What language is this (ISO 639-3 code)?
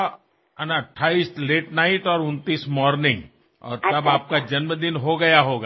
asm